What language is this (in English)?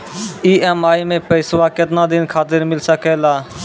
Maithili